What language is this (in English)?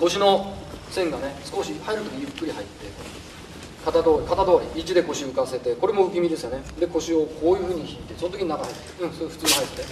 Japanese